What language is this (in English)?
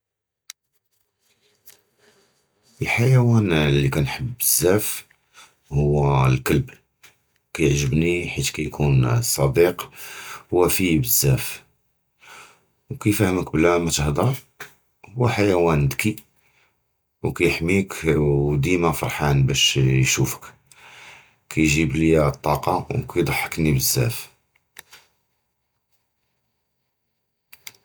Judeo-Arabic